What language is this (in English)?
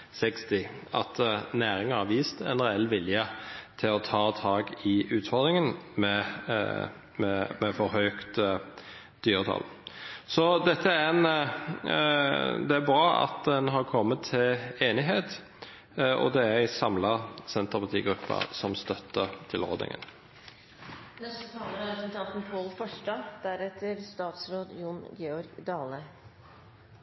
Norwegian Nynorsk